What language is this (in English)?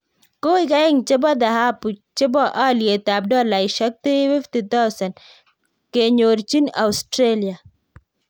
Kalenjin